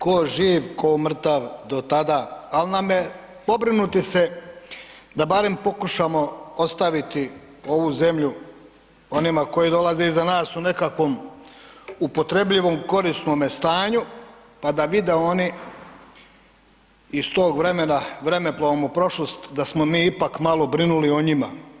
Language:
Croatian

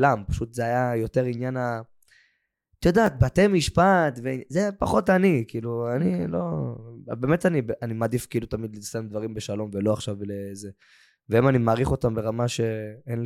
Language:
Hebrew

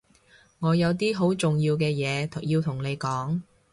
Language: Cantonese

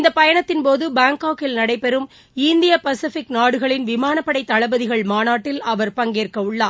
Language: Tamil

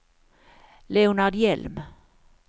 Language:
Swedish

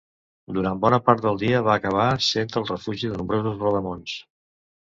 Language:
Catalan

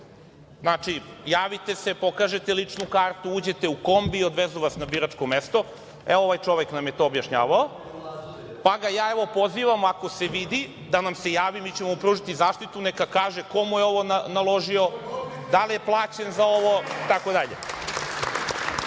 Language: Serbian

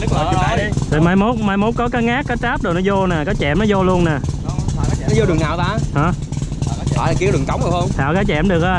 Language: Vietnamese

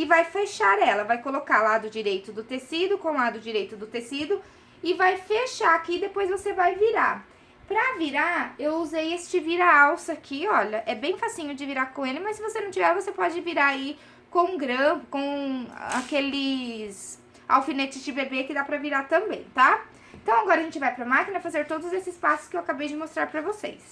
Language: Portuguese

